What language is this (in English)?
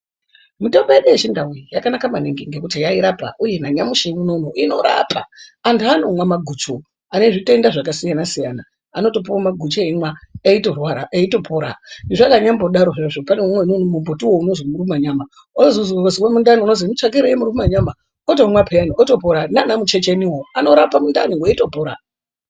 Ndau